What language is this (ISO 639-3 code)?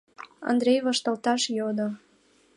chm